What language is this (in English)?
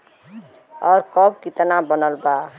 Bhojpuri